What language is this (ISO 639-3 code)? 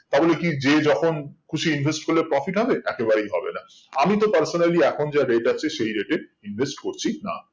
ben